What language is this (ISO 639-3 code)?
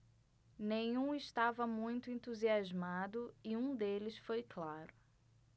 por